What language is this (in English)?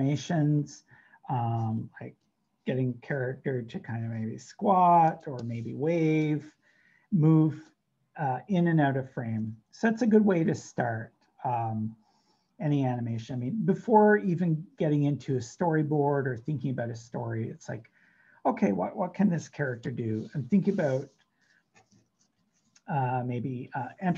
English